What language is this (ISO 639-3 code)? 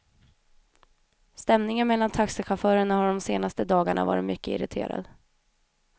swe